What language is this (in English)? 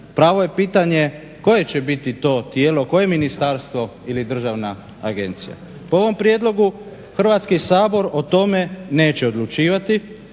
Croatian